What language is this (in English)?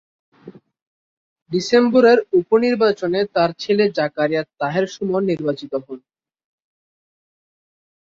Bangla